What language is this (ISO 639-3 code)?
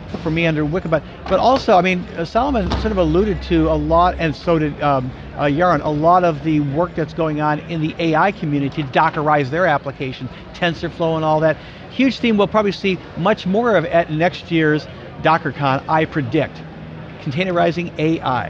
eng